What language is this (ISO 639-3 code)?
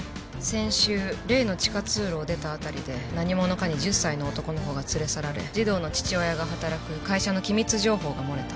jpn